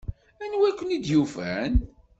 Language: Kabyle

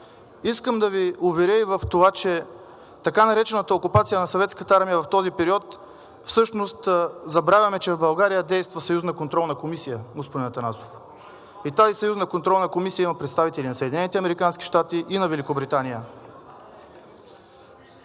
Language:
Bulgarian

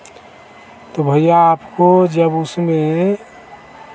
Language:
Hindi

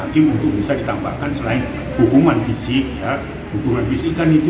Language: Indonesian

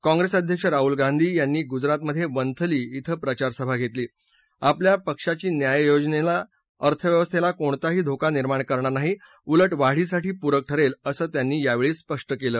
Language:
Marathi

